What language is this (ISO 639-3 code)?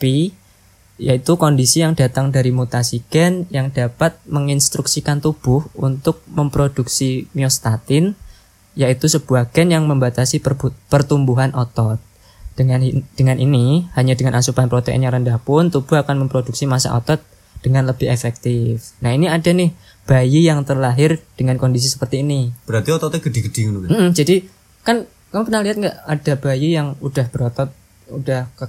ind